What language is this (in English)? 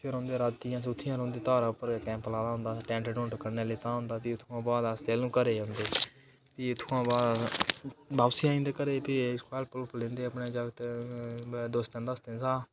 Dogri